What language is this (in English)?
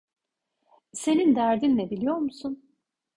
Turkish